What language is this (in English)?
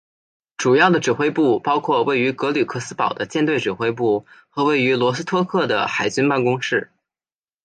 Chinese